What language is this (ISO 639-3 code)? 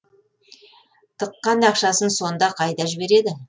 kaz